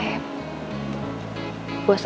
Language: Indonesian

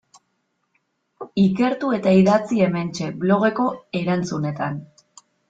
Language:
Basque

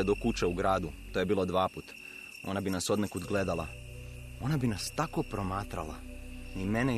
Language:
Croatian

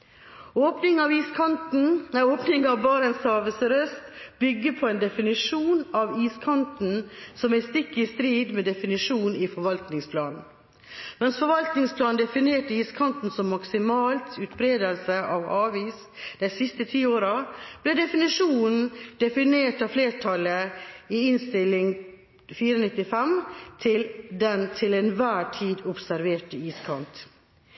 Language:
Norwegian Bokmål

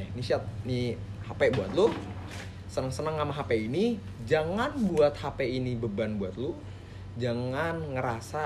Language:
Indonesian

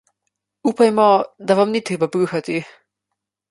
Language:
Slovenian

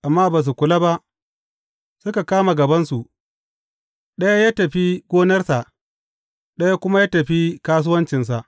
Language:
Hausa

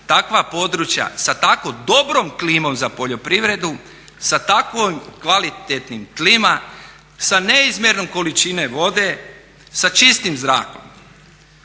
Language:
Croatian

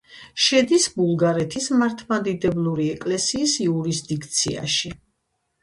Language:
Georgian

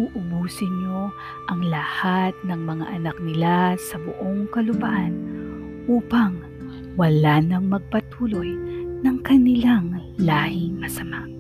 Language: Filipino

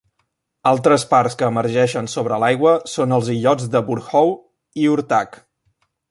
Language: Catalan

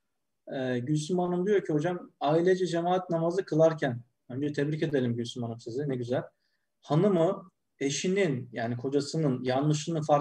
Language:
Turkish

